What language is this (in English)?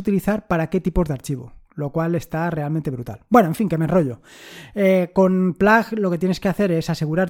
Spanish